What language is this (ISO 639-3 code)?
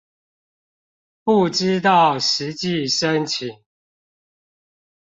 zho